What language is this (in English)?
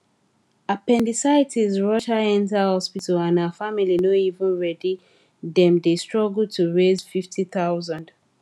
Nigerian Pidgin